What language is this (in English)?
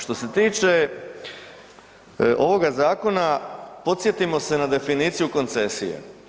Croatian